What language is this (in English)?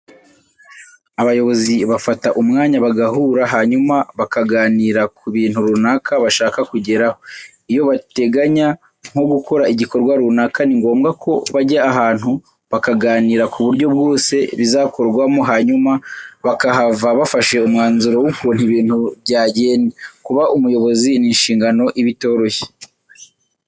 Kinyarwanda